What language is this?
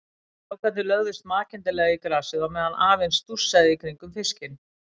Icelandic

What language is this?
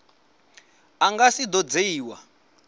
Venda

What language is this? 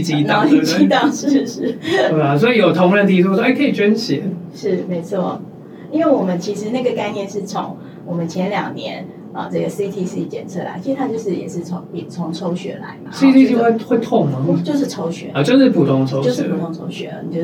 Chinese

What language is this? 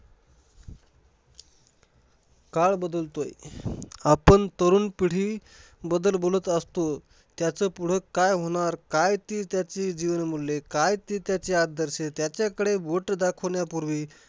Marathi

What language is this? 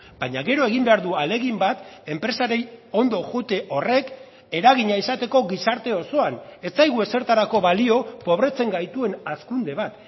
Basque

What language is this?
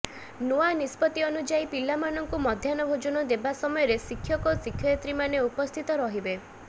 Odia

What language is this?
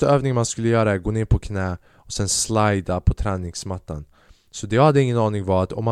Swedish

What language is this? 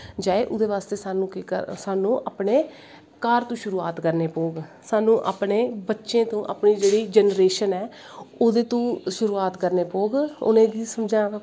Dogri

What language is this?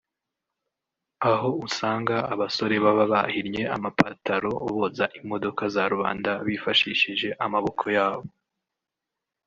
Kinyarwanda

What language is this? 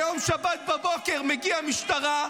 Hebrew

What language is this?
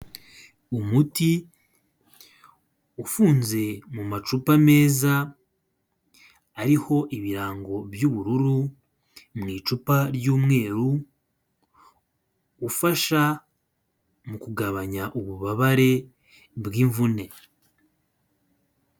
Kinyarwanda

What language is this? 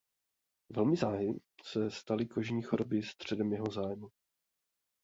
Czech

